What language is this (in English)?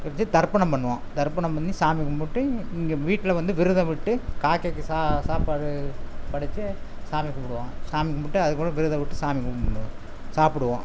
Tamil